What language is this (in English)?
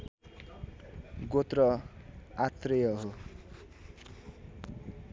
Nepali